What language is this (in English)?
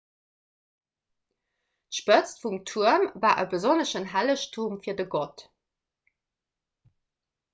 Luxembourgish